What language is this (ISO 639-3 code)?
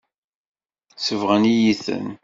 kab